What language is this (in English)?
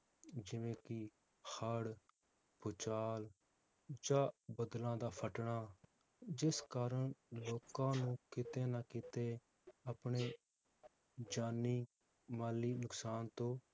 Punjabi